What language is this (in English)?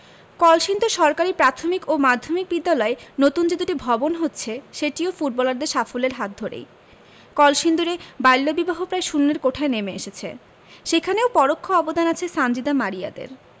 Bangla